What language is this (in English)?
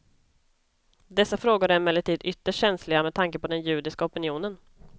Swedish